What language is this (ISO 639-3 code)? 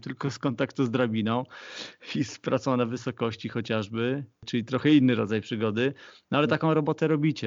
pol